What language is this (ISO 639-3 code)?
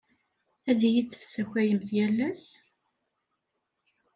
kab